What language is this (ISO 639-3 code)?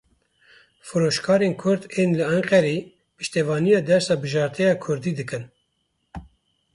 kur